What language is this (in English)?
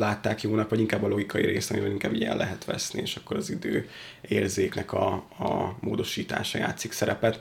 Hungarian